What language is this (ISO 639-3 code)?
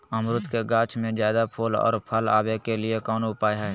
mag